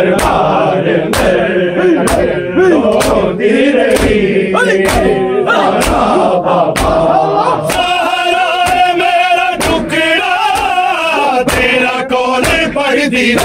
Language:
Urdu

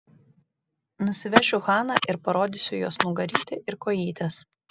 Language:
Lithuanian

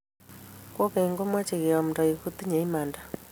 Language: Kalenjin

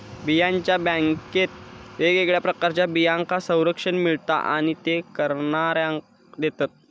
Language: Marathi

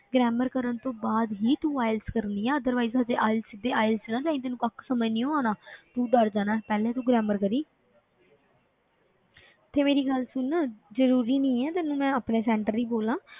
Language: Punjabi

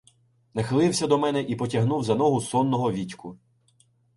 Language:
Ukrainian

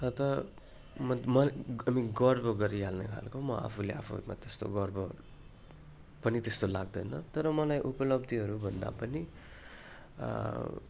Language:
Nepali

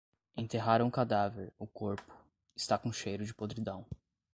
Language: Portuguese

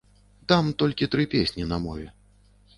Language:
Belarusian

